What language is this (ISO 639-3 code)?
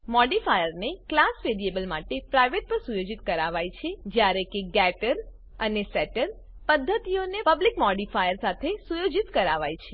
guj